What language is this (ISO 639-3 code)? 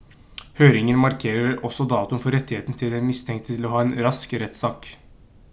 nob